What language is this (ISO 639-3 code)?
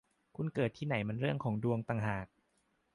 tha